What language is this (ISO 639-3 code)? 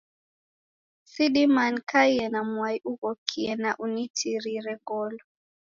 dav